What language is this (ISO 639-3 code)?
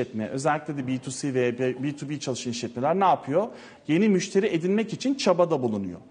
tur